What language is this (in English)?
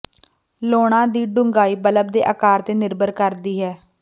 Punjabi